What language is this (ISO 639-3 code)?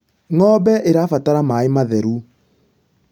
kik